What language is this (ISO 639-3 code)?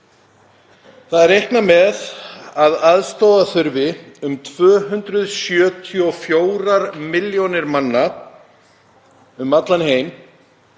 isl